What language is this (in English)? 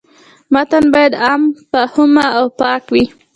Pashto